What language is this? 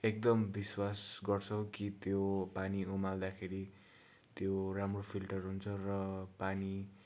Nepali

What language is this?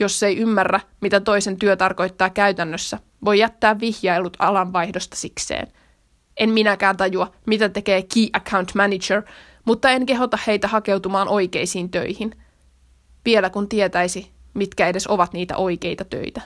Finnish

